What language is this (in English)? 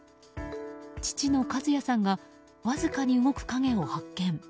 Japanese